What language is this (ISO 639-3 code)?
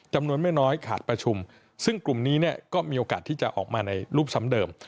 tha